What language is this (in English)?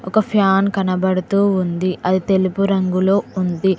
Telugu